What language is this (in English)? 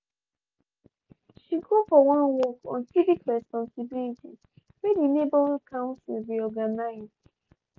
Nigerian Pidgin